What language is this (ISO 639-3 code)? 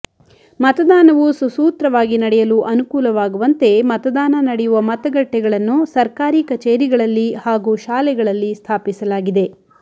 kan